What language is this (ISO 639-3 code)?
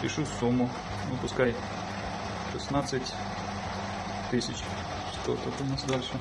rus